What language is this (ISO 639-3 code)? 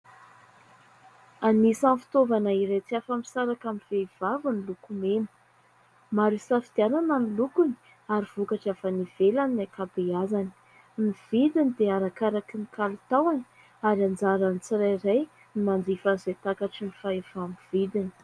mlg